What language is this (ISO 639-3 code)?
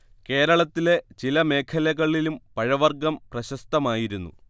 mal